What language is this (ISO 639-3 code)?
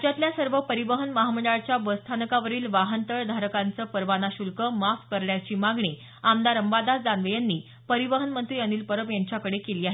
mar